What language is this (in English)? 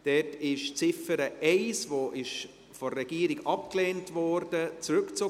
Swiss German